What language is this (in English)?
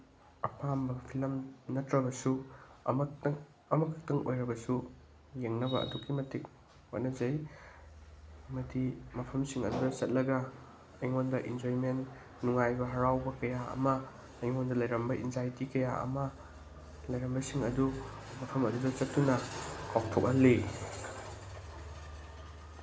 Manipuri